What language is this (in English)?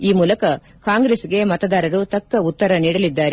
Kannada